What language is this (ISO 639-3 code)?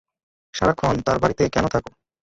ben